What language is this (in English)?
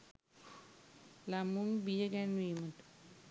Sinhala